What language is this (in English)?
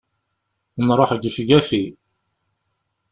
Kabyle